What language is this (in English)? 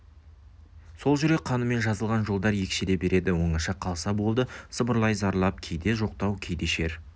Kazakh